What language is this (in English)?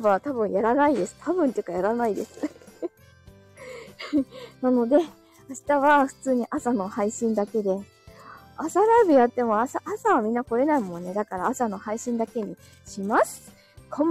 Japanese